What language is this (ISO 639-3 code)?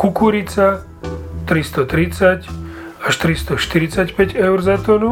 slk